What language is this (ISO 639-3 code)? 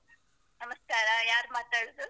kan